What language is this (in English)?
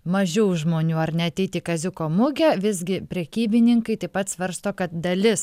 Lithuanian